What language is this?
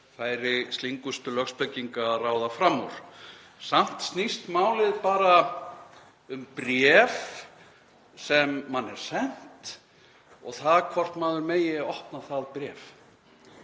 Icelandic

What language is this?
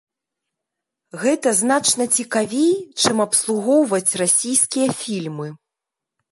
Belarusian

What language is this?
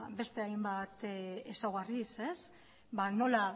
Basque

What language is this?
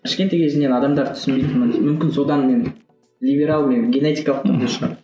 Kazakh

